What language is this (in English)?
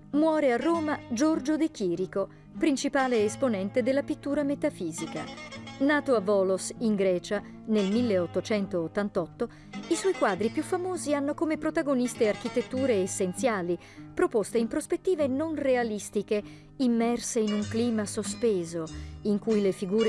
Italian